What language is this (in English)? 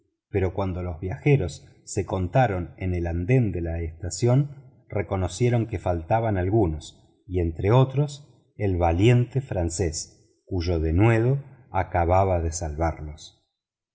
Spanish